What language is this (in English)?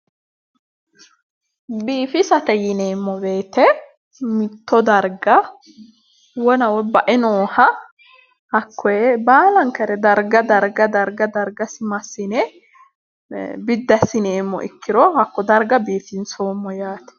Sidamo